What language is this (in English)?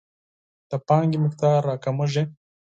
Pashto